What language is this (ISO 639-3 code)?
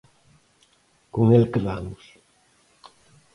glg